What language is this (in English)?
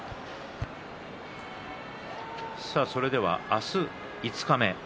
Japanese